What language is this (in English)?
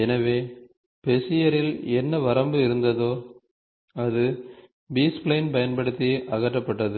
Tamil